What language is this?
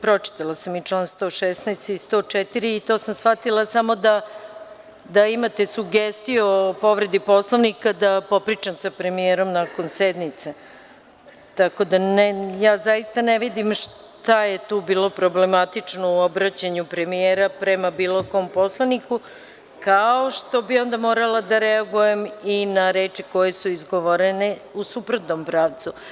Serbian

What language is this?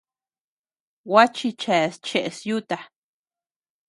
Tepeuxila Cuicatec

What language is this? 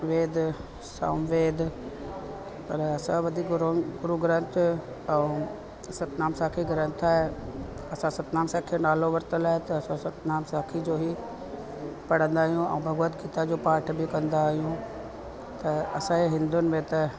Sindhi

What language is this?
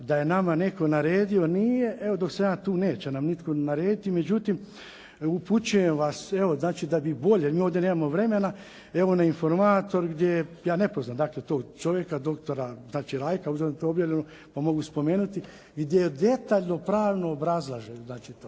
Croatian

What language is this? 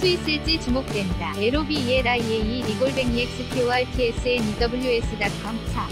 Korean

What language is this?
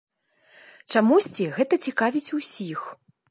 Belarusian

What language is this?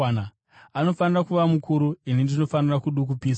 Shona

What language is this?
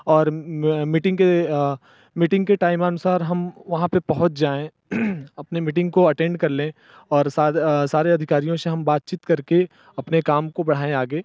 Hindi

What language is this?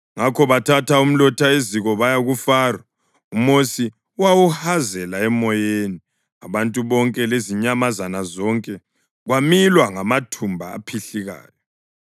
North Ndebele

